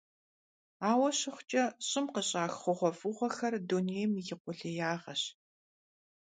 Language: Kabardian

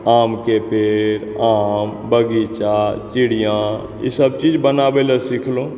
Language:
Maithili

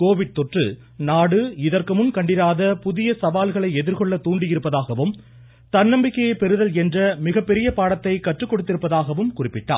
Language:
Tamil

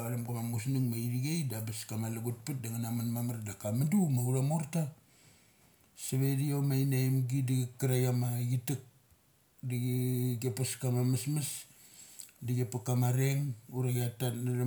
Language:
Mali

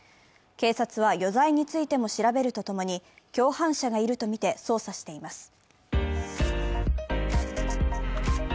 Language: Japanese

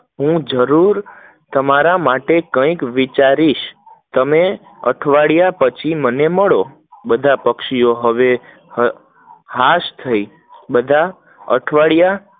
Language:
Gujarati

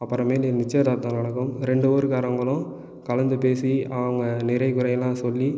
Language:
Tamil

